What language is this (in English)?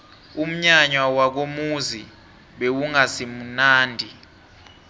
South Ndebele